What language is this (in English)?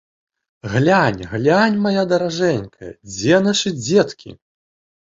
Belarusian